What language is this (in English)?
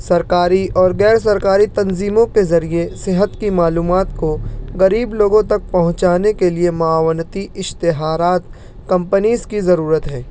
Urdu